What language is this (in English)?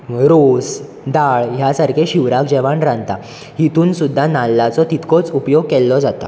Konkani